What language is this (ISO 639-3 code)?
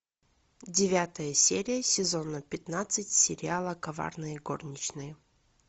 rus